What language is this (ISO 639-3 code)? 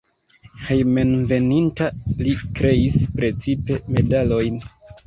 epo